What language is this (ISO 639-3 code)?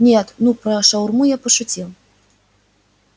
rus